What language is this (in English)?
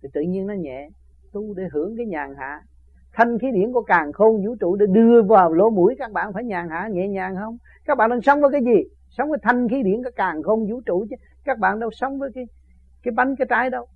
Vietnamese